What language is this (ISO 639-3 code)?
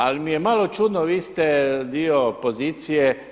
hrv